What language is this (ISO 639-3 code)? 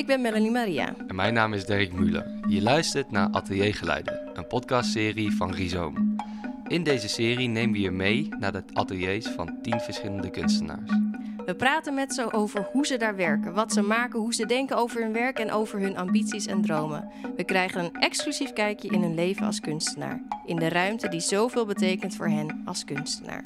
nld